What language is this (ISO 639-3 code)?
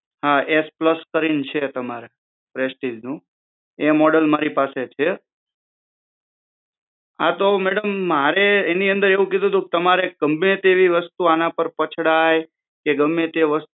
guj